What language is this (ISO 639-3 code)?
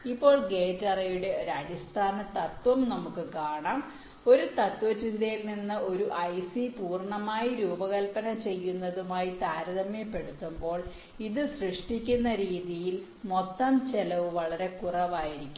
mal